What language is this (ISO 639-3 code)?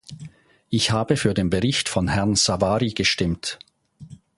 deu